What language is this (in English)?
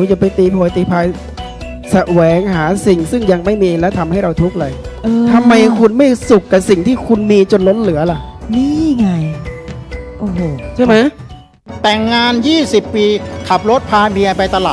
Thai